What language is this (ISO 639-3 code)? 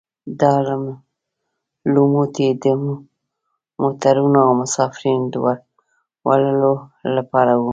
pus